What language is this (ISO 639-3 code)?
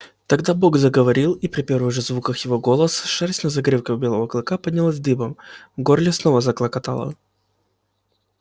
rus